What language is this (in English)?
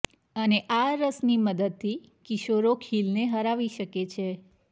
Gujarati